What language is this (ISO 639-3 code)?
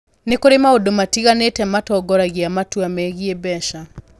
kik